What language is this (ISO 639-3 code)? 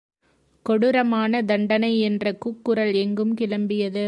tam